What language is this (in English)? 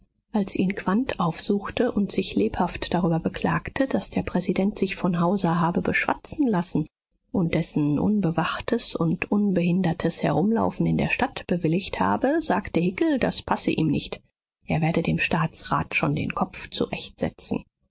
German